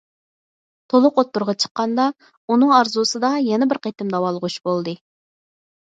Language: Uyghur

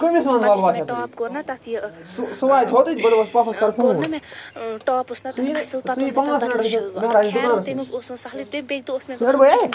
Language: Kashmiri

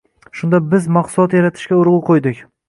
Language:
Uzbek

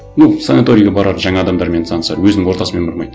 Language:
Kazakh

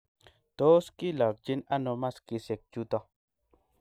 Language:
Kalenjin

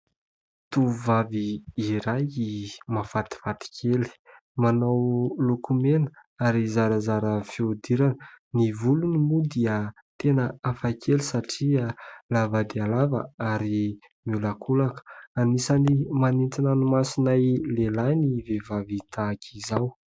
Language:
Malagasy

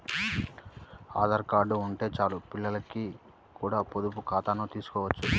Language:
Telugu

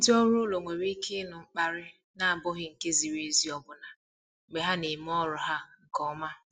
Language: Igbo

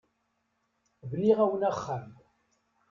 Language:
Kabyle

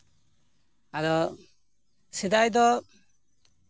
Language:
Santali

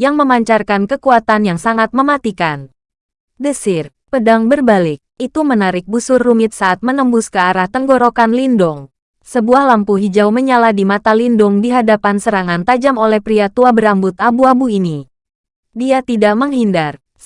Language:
Indonesian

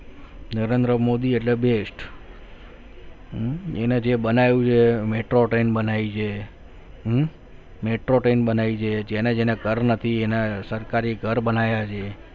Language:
Gujarati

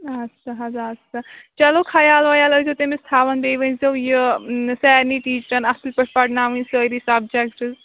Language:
Kashmiri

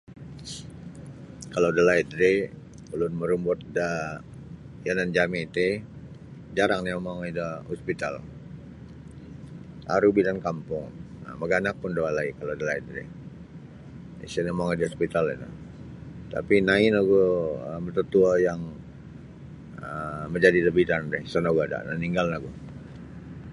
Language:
Sabah Bisaya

